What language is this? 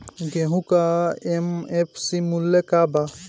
Bhojpuri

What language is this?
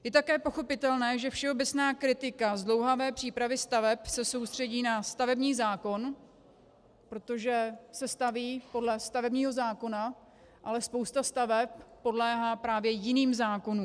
Czech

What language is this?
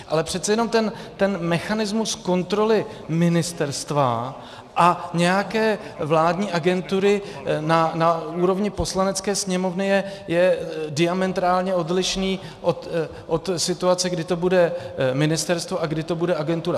Czech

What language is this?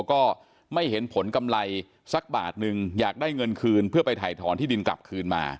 Thai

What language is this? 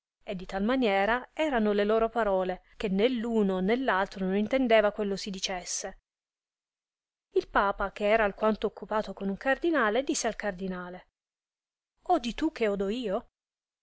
Italian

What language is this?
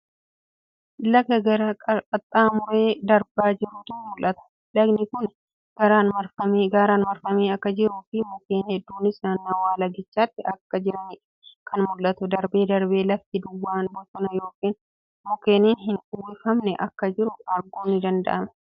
Oromo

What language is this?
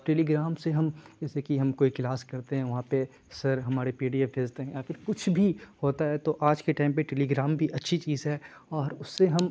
Urdu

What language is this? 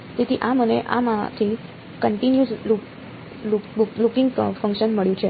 Gujarati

